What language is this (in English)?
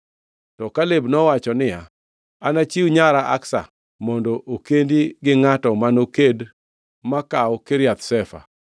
Luo (Kenya and Tanzania)